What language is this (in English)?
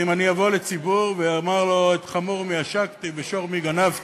Hebrew